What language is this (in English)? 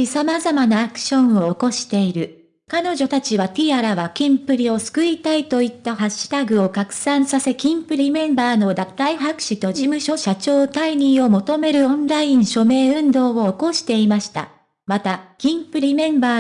Japanese